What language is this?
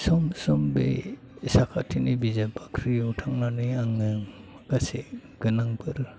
Bodo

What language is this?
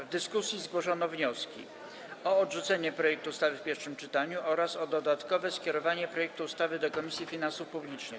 Polish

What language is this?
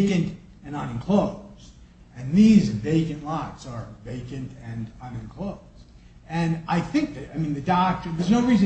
English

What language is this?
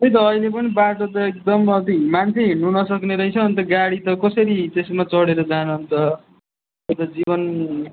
Nepali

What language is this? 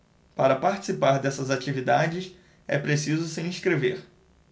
Portuguese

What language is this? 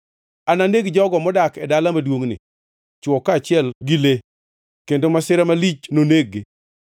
Luo (Kenya and Tanzania)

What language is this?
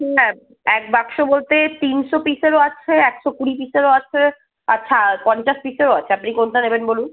Bangla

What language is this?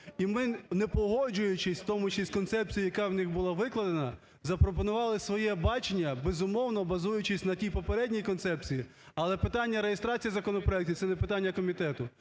Ukrainian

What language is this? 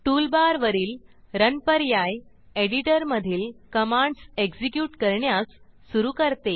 Marathi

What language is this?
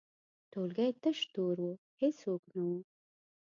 Pashto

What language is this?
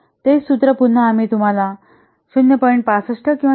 Marathi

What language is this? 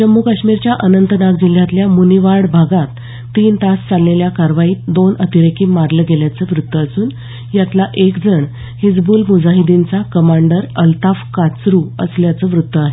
Marathi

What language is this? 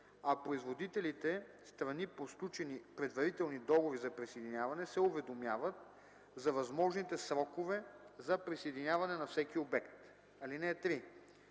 Bulgarian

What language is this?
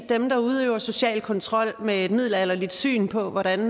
Danish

